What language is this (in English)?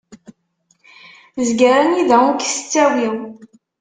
Kabyle